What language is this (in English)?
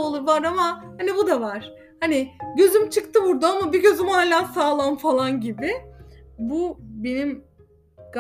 Turkish